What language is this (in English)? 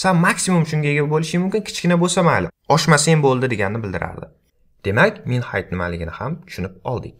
Turkish